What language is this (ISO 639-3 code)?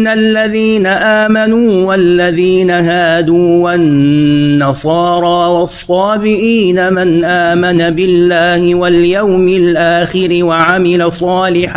ara